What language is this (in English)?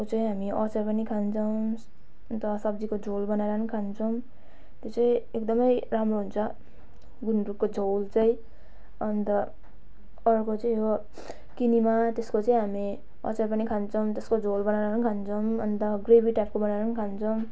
Nepali